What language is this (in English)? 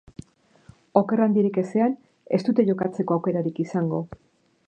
Basque